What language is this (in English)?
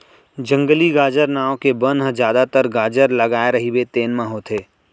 Chhattisgarhi